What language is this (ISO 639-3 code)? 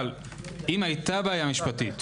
heb